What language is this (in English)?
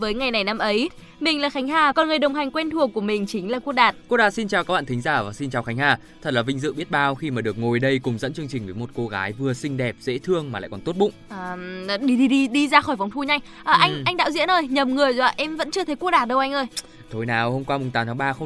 Vietnamese